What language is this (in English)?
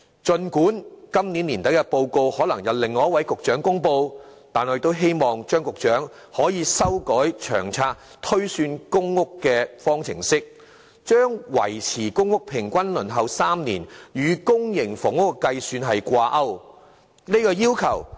Cantonese